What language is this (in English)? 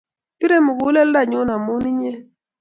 Kalenjin